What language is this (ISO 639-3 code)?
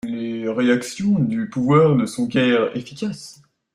fra